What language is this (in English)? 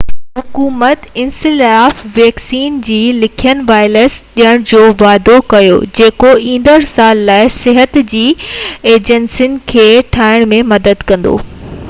Sindhi